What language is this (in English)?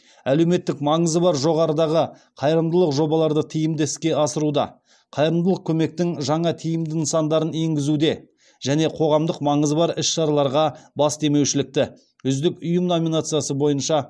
Kazakh